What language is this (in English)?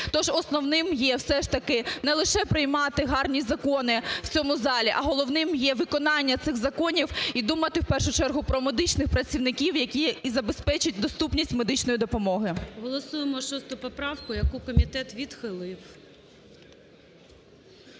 Ukrainian